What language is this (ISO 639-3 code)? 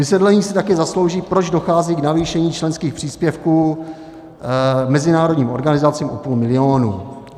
ces